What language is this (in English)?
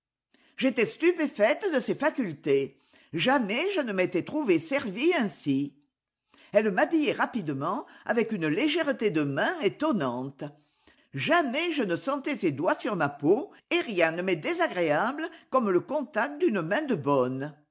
French